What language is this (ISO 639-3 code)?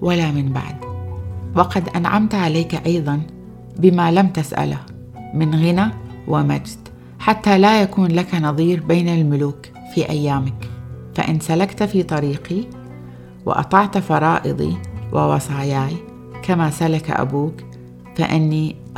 ara